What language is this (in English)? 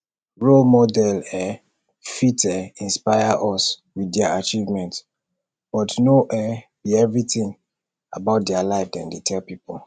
Nigerian Pidgin